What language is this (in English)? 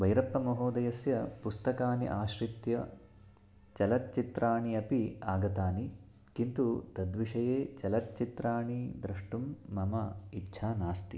Sanskrit